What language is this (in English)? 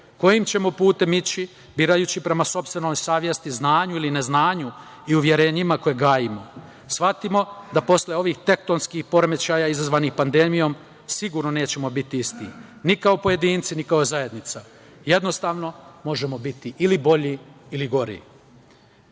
Serbian